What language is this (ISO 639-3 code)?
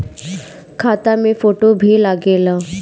bho